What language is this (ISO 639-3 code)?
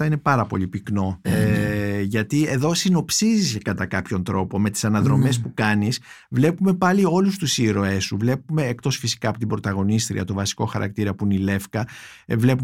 ell